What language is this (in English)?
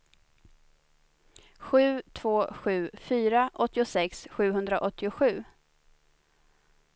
Swedish